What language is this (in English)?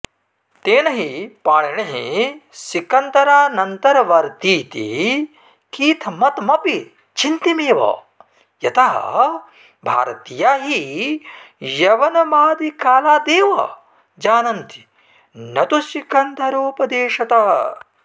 Sanskrit